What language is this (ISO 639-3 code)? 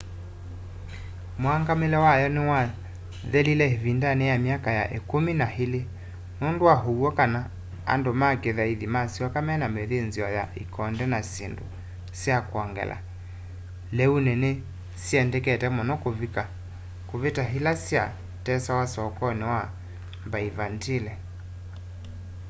kam